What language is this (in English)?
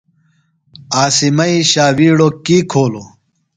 Phalura